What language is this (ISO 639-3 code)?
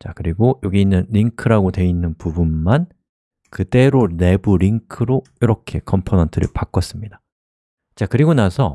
kor